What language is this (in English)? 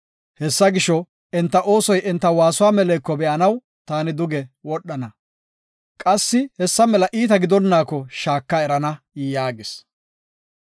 Gofa